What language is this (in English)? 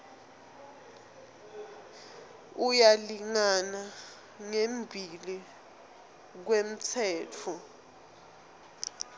Swati